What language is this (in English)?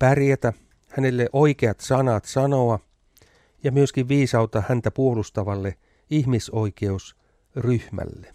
Finnish